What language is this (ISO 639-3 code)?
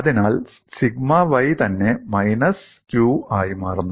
mal